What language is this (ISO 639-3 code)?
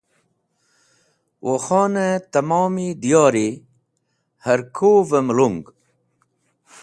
wbl